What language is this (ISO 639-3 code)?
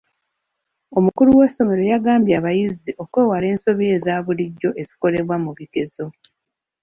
lug